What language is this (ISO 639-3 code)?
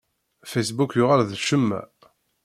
kab